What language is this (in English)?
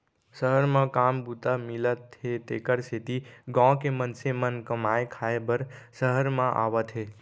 Chhattisgarhi